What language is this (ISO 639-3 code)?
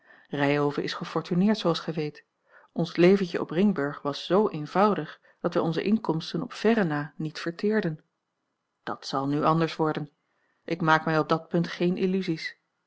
nld